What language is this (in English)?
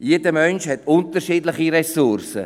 Swiss German